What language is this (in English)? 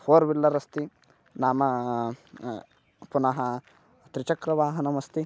Sanskrit